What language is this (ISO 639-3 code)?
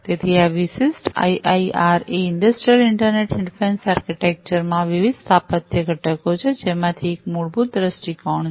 guj